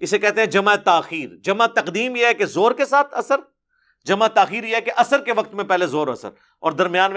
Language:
Urdu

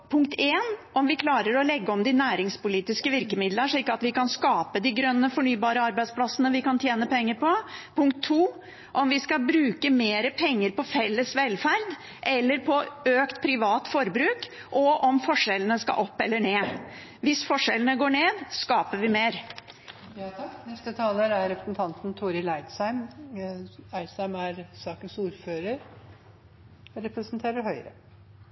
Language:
Norwegian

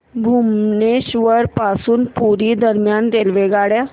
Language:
Marathi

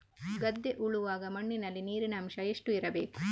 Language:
Kannada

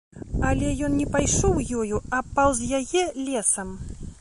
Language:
Belarusian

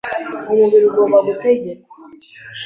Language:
Kinyarwanda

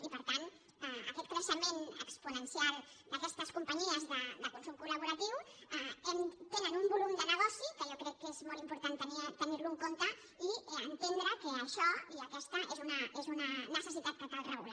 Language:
Catalan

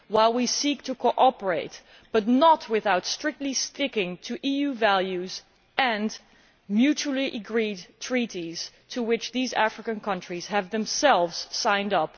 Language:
English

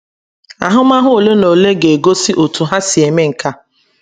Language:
Igbo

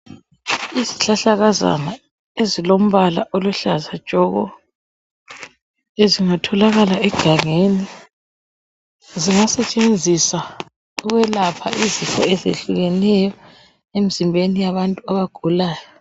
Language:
North Ndebele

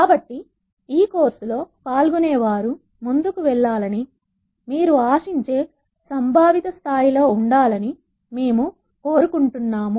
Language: Telugu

